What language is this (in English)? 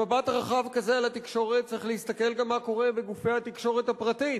Hebrew